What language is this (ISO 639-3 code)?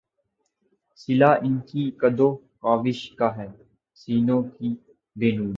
urd